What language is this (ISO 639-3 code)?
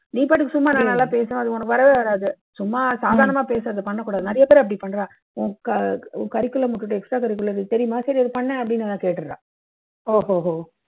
tam